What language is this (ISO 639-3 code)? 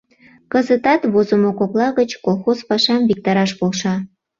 chm